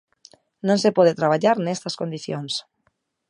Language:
Galician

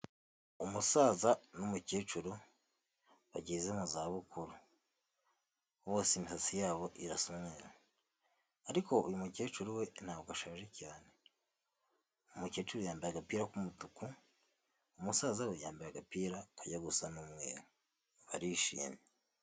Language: Kinyarwanda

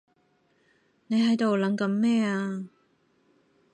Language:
Cantonese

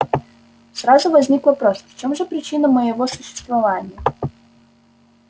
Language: Russian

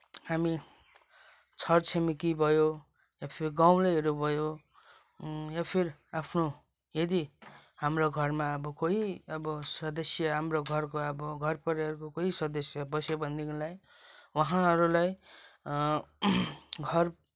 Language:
Nepali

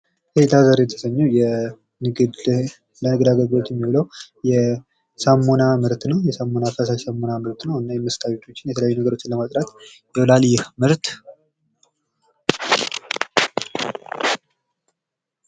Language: Amharic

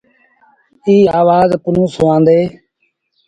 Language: Sindhi Bhil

